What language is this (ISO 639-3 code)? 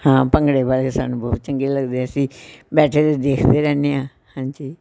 pan